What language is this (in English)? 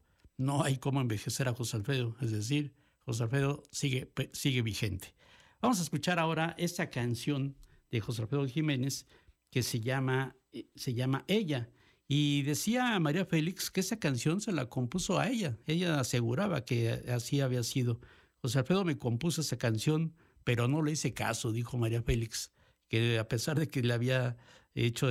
Spanish